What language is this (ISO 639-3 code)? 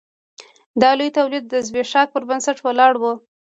pus